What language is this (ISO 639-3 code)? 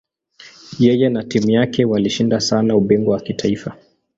swa